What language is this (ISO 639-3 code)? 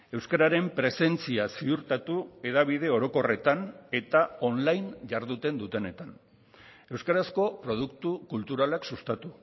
eus